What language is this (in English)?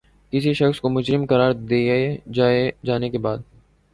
Urdu